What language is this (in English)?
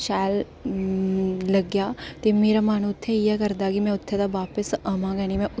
Dogri